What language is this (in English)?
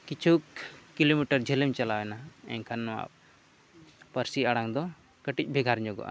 Santali